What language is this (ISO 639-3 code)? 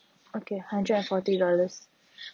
eng